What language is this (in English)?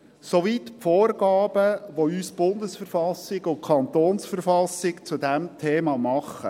Swiss German